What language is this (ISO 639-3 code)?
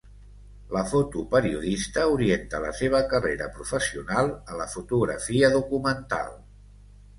cat